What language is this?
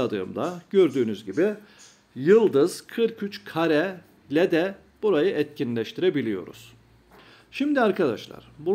Turkish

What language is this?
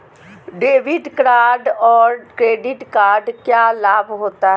Magahi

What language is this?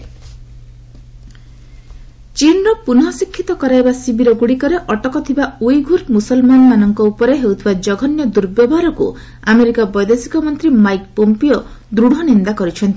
Odia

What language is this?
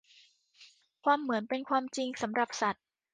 Thai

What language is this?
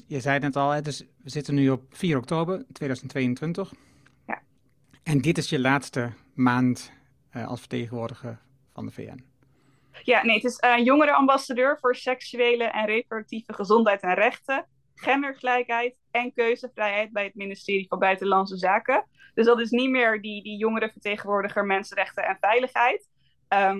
Dutch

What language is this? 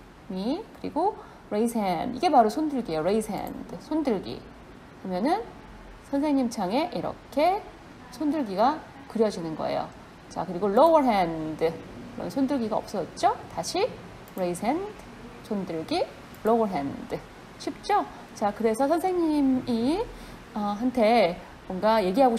Korean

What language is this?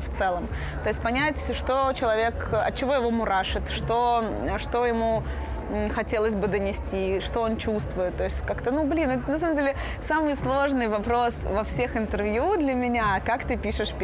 Russian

